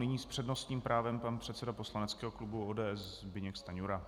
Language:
Czech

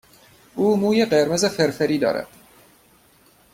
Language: Persian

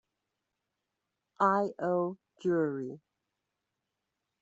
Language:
English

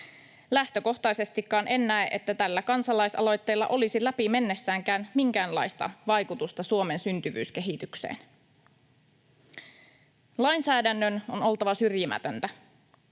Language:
Finnish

